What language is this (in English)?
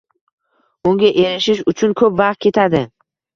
Uzbek